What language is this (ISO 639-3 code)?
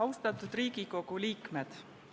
est